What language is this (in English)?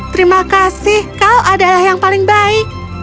Indonesian